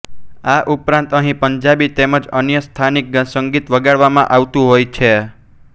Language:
Gujarati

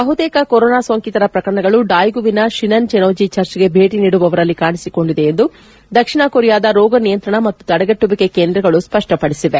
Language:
Kannada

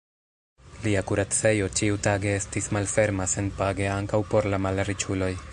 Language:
Esperanto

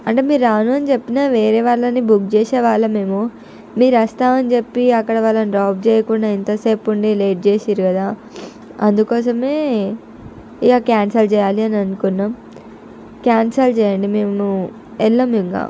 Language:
Telugu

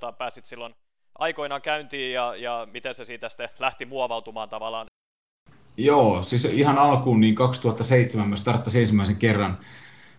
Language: Finnish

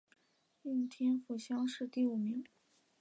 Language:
Chinese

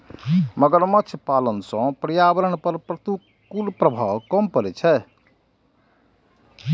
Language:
Maithili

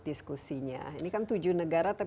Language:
Indonesian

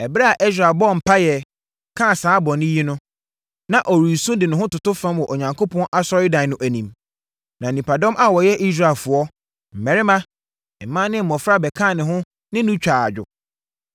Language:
Akan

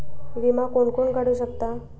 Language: Marathi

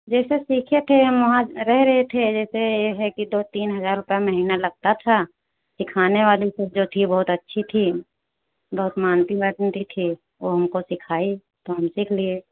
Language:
Hindi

